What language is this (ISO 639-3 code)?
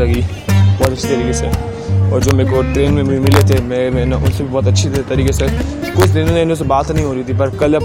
hin